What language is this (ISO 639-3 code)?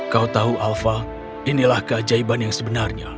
ind